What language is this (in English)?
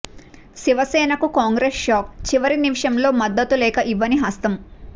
Telugu